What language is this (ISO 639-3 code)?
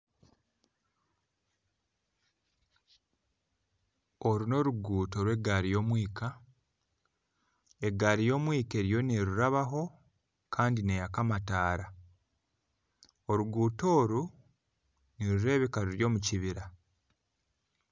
nyn